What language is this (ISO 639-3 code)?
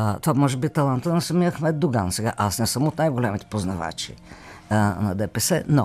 bul